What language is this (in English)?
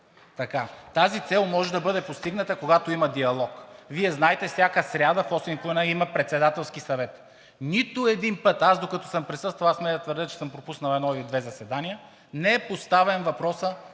Bulgarian